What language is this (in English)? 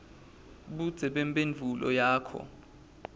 Swati